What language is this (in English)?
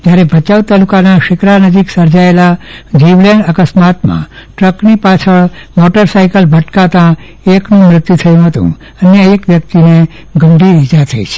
Gujarati